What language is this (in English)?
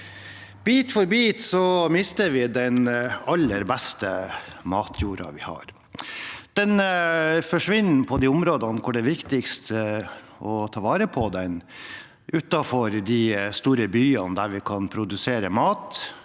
Norwegian